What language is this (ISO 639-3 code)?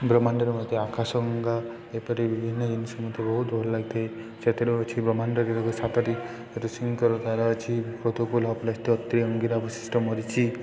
ori